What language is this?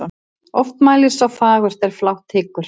Icelandic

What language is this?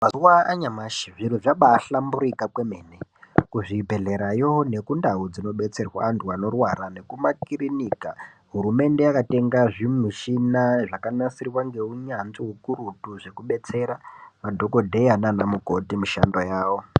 Ndau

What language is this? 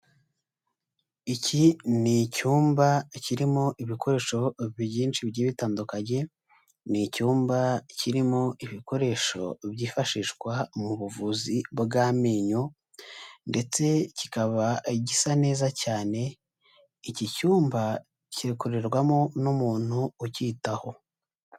Kinyarwanda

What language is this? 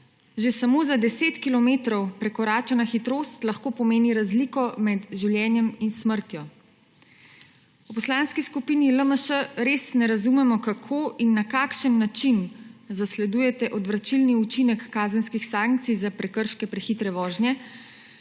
Slovenian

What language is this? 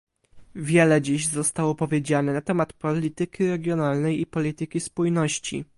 Polish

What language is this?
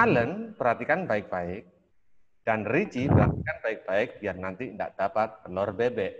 Indonesian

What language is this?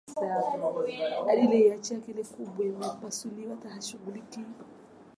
Swahili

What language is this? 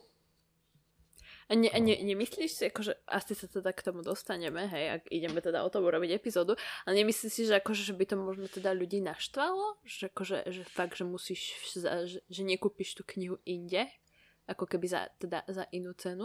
Slovak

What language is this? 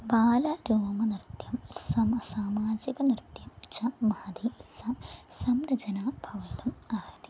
Sanskrit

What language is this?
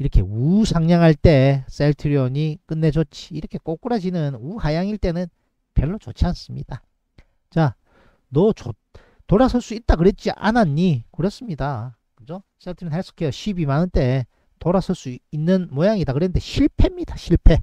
Korean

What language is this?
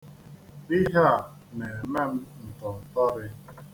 Igbo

